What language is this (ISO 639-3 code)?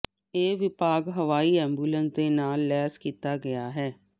pan